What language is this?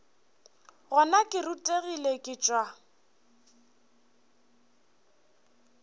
Northern Sotho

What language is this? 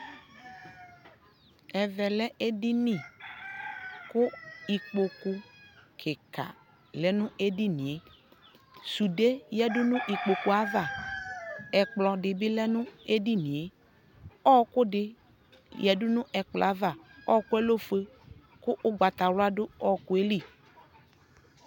Ikposo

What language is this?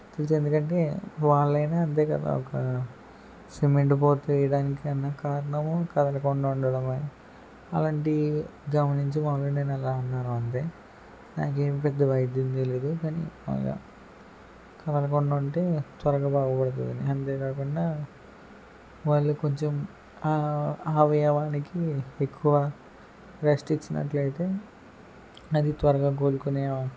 Telugu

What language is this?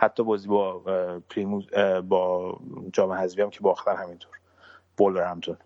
Persian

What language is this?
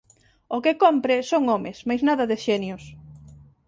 Galician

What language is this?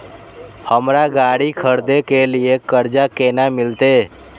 Maithili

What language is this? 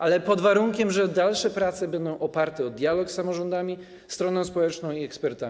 Polish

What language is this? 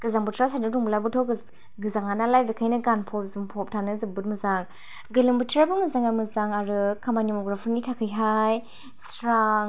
Bodo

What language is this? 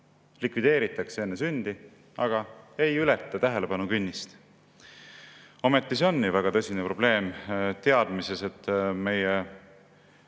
Estonian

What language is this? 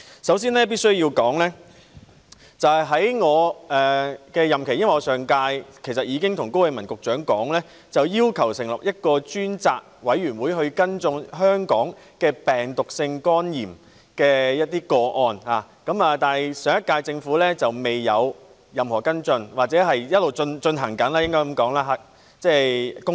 Cantonese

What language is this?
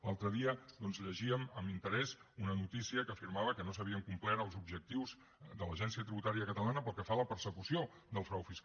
Catalan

